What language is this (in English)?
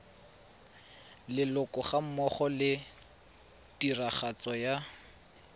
Tswana